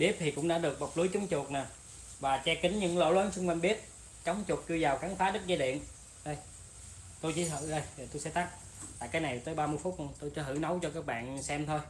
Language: Vietnamese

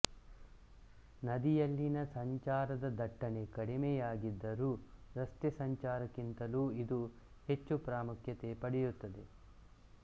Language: Kannada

